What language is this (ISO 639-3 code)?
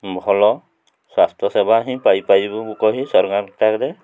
ori